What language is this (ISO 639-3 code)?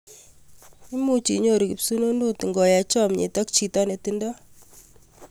kln